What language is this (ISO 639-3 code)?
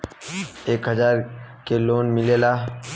bho